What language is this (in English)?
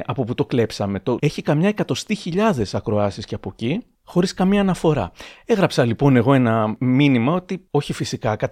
Greek